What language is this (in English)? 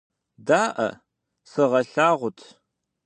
Kabardian